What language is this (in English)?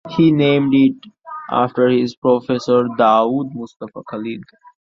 English